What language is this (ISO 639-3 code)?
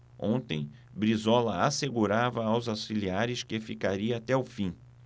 por